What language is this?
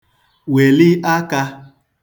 Igbo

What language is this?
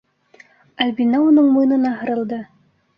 Bashkir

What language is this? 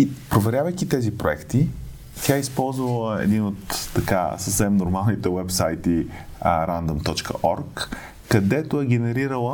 Bulgarian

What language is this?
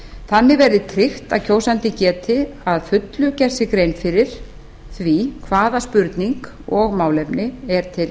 Icelandic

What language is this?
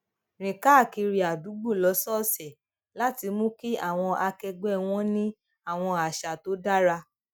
Yoruba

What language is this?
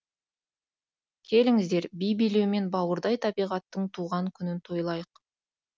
Kazakh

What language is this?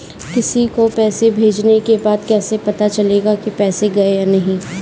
Hindi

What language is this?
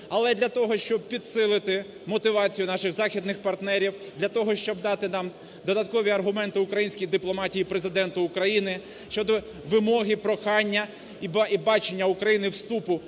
Ukrainian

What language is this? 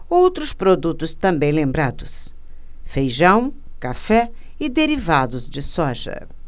Portuguese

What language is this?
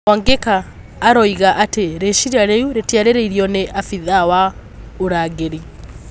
Kikuyu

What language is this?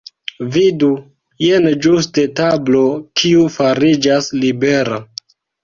Esperanto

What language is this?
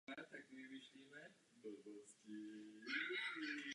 Czech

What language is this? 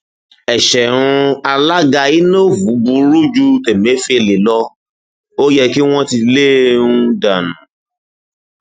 Yoruba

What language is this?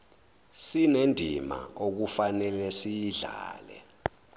Zulu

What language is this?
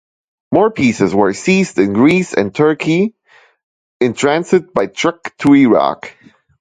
English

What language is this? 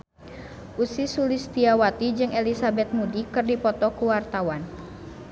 Sundanese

